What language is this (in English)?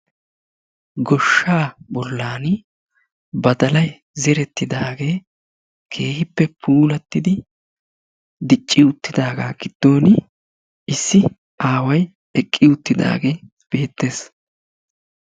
Wolaytta